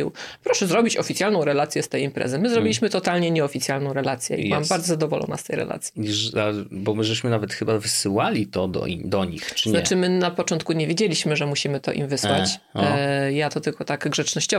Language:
Polish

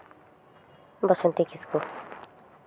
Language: Santali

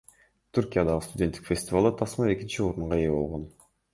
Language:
Kyrgyz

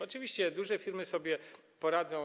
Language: Polish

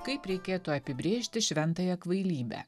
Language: Lithuanian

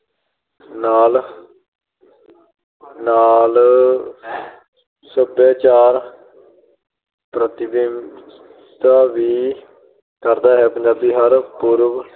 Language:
Punjabi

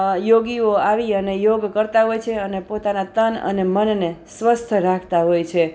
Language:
Gujarati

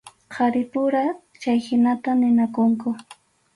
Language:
Arequipa-La Unión Quechua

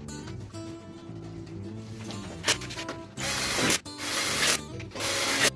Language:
Polish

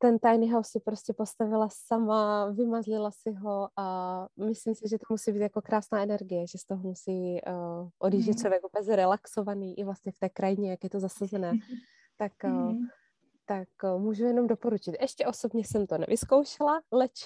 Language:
Czech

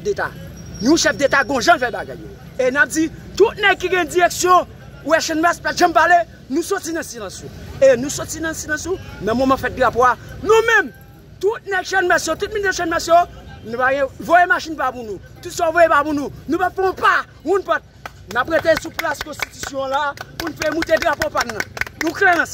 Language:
French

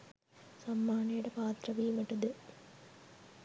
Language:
Sinhala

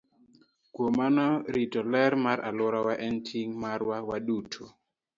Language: Luo (Kenya and Tanzania)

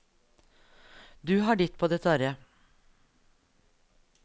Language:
Norwegian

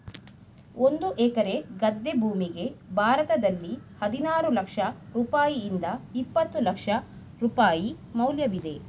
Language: Kannada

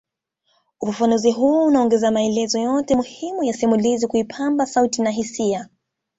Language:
Swahili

